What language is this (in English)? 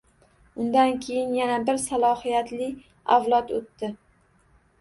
Uzbek